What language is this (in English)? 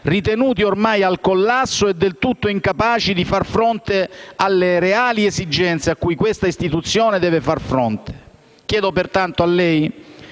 Italian